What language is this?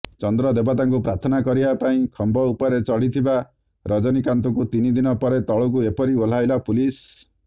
Odia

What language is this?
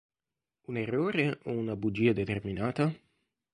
Italian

